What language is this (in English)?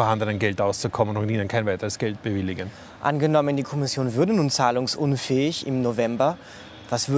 German